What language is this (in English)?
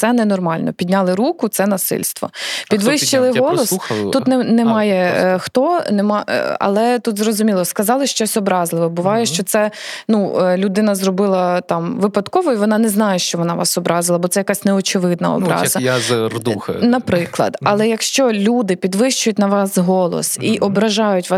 Ukrainian